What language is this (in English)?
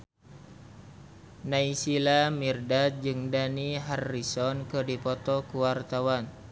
Sundanese